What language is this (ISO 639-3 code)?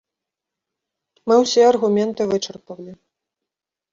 bel